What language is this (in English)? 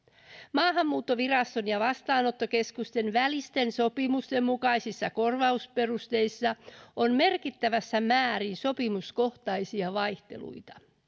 Finnish